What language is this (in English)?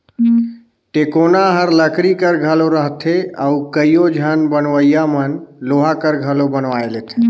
Chhattisgarhi